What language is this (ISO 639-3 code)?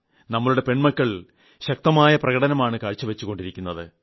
mal